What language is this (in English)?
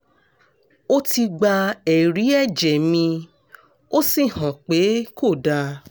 Yoruba